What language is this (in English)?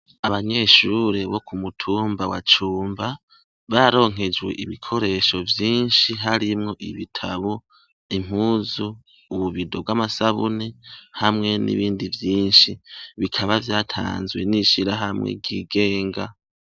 Rundi